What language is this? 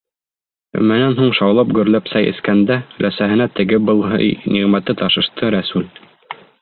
Bashkir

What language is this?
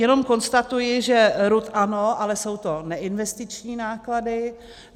Czech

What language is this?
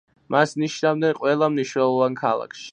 Georgian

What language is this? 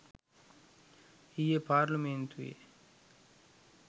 Sinhala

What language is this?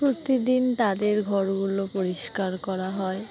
Bangla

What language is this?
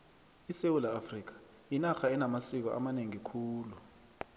South Ndebele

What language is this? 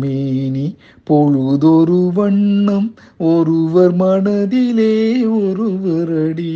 Tamil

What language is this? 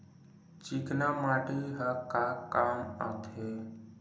Chhattisgarhi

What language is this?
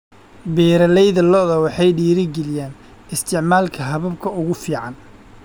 Somali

